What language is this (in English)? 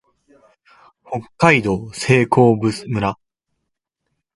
Japanese